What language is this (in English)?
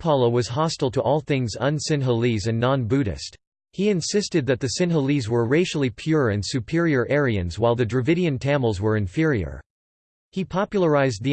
English